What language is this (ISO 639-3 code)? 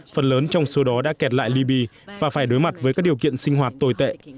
vie